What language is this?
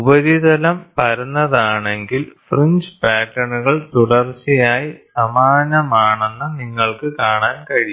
Malayalam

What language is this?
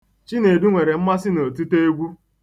Igbo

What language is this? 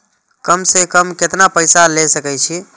Maithili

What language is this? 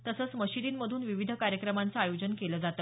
Marathi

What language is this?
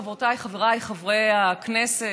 Hebrew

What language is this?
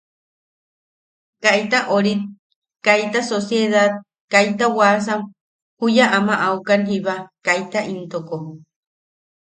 Yaqui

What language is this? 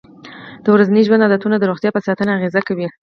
Pashto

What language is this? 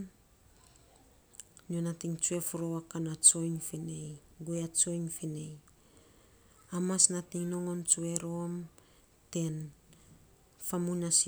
Saposa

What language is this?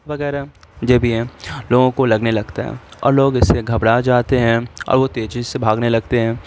Urdu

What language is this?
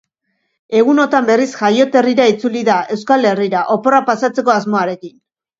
Basque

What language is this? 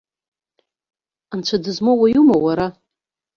Abkhazian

